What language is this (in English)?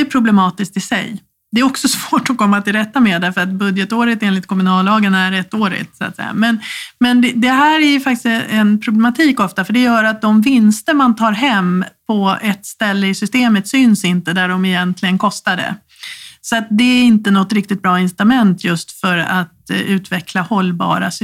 Swedish